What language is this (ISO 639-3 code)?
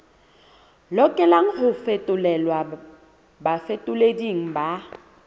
sot